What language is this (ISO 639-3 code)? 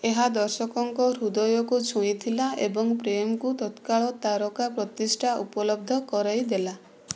ori